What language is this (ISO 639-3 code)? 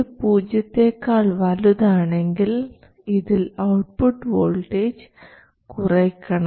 mal